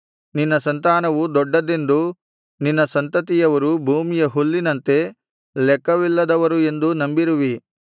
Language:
Kannada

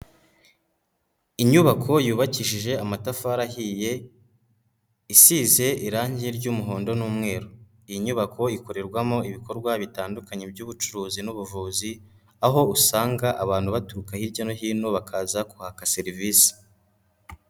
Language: Kinyarwanda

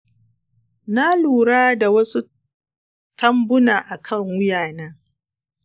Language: Hausa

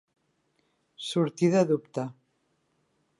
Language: Catalan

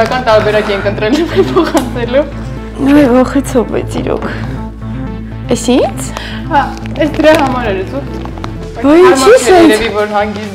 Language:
Russian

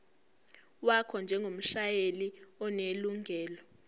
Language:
Zulu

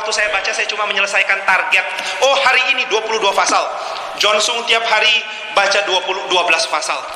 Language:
Indonesian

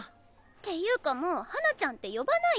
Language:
Japanese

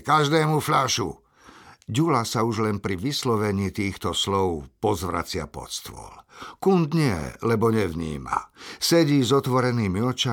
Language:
Slovak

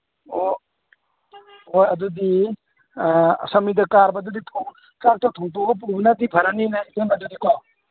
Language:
Manipuri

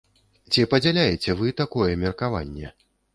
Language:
Belarusian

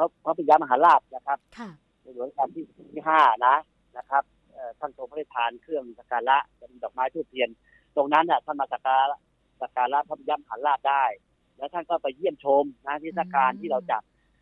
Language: Thai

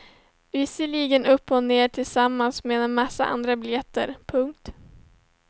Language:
Swedish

